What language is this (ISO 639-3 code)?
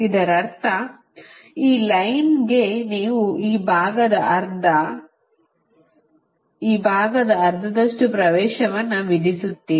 kan